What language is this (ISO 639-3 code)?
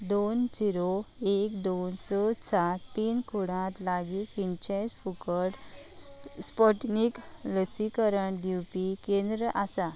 kok